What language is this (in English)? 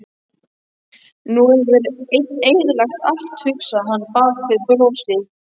Icelandic